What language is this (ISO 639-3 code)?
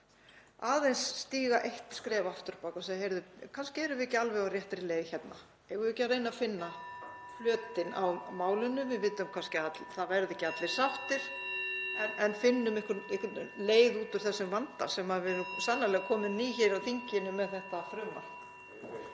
isl